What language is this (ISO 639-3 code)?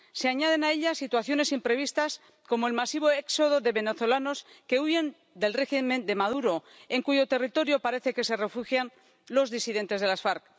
spa